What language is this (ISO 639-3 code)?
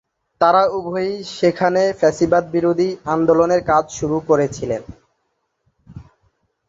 ben